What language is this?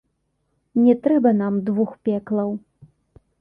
Belarusian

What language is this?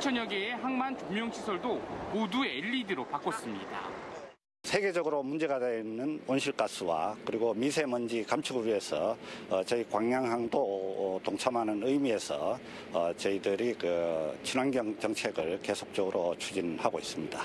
Korean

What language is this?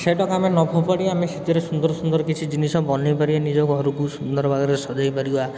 Odia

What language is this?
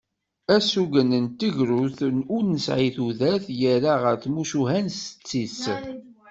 Kabyle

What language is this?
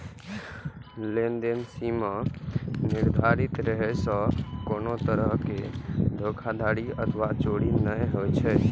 Maithili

